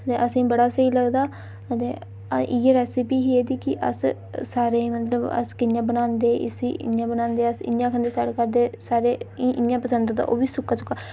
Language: Dogri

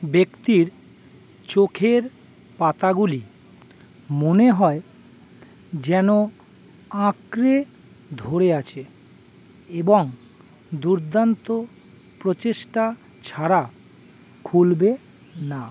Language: Bangla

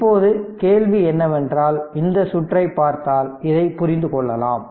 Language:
Tamil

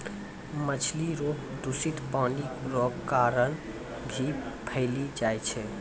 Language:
Maithili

